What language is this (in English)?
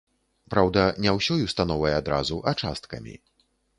Belarusian